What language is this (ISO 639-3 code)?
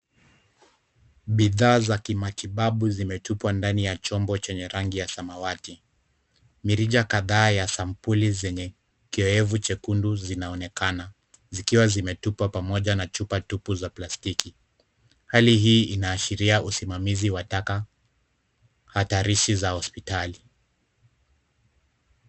swa